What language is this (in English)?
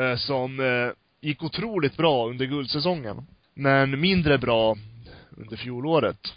Swedish